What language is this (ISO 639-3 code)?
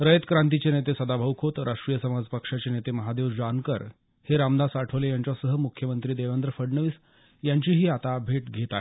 mar